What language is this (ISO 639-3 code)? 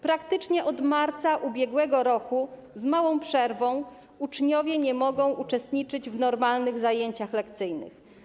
pol